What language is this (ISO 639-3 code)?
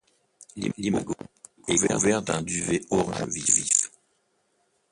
fra